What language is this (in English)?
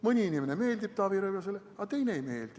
Estonian